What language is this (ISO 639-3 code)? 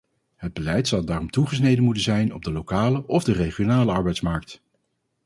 nld